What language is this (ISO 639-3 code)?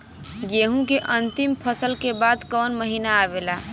bho